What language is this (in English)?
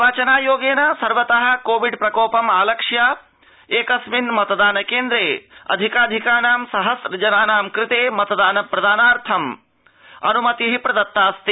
Sanskrit